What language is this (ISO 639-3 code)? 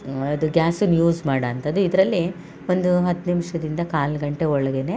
kan